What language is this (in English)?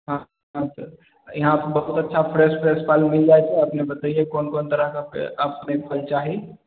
Maithili